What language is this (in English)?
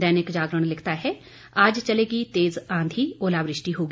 Hindi